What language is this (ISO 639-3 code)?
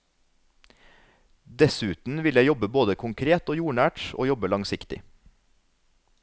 nor